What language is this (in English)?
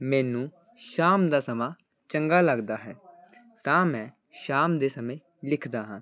Punjabi